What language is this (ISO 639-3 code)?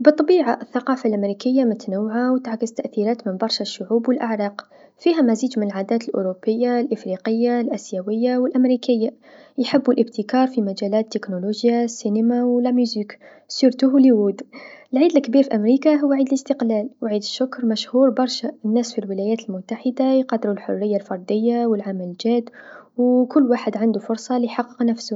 aeb